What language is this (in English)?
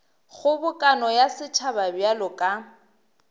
Northern Sotho